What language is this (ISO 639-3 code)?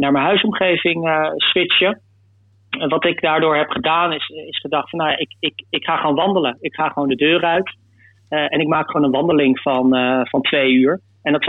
nld